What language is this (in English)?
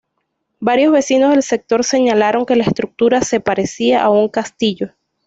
Spanish